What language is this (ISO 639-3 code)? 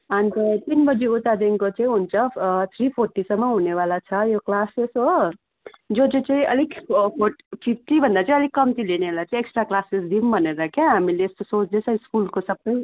nep